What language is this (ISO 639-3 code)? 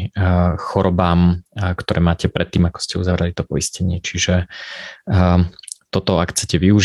slk